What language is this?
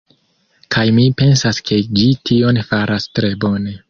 Esperanto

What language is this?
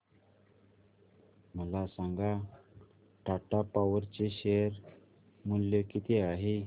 Marathi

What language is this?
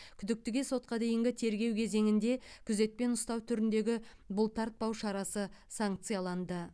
Kazakh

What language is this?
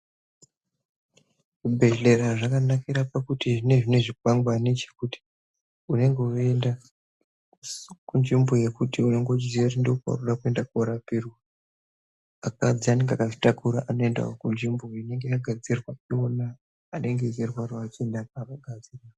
Ndau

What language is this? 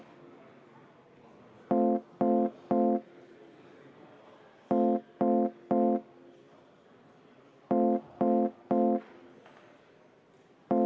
Estonian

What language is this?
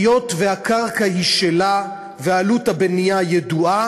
Hebrew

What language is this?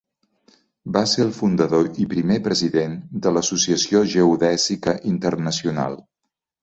Catalan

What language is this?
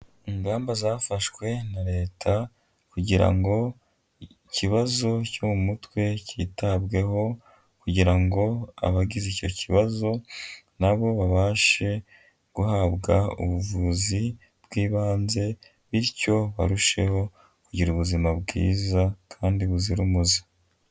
Kinyarwanda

